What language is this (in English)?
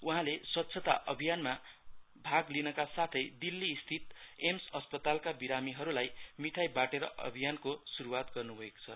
Nepali